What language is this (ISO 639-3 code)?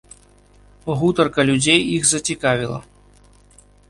bel